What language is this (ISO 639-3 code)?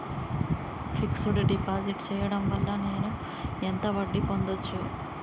tel